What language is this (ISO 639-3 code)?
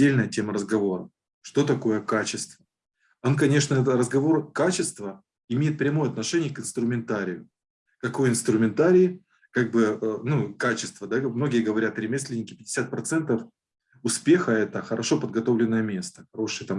rus